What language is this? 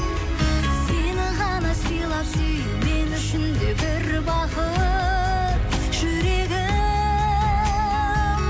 Kazakh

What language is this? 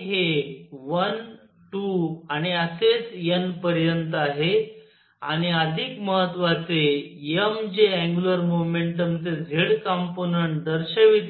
Marathi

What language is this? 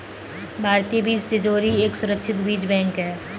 Hindi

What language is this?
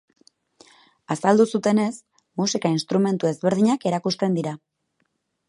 Basque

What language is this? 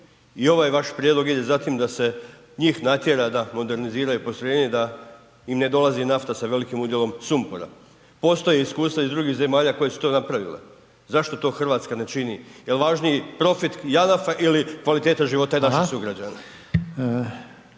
Croatian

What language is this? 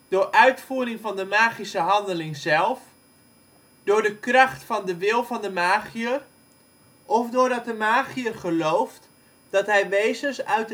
Dutch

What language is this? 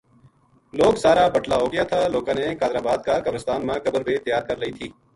Gujari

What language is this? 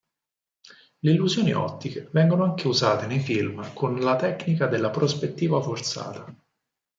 Italian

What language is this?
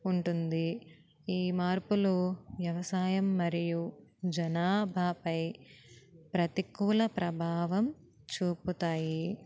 Telugu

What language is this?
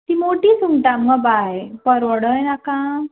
Konkani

